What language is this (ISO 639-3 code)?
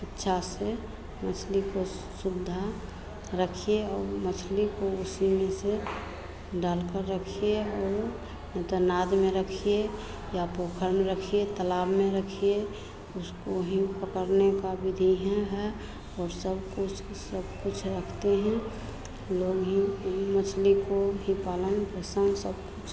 hin